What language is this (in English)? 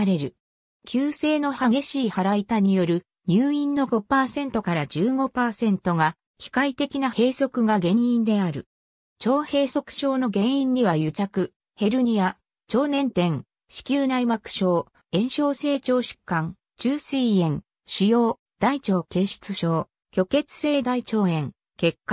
Japanese